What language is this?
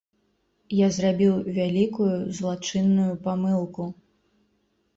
Belarusian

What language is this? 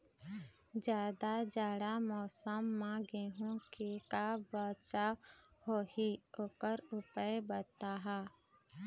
Chhattisgarhi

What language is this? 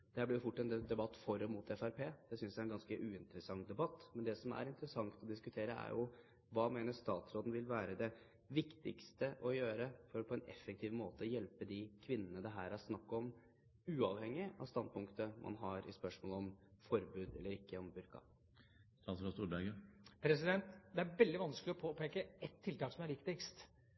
Norwegian Bokmål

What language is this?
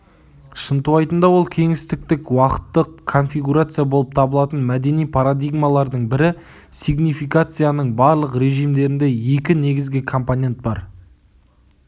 Kazakh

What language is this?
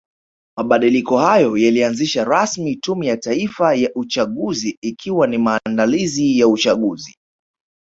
Swahili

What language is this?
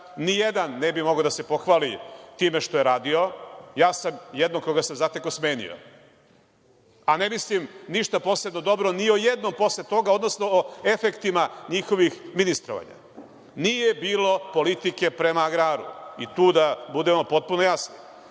Serbian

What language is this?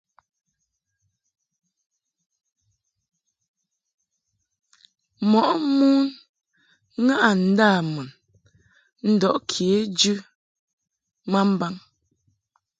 Mungaka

